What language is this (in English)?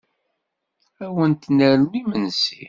Kabyle